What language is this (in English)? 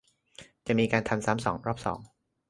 Thai